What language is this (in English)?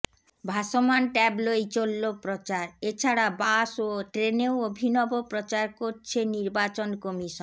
Bangla